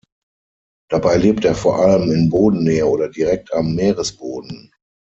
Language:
German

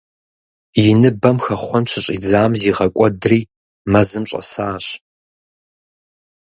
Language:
Kabardian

